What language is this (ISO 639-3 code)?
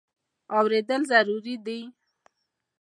pus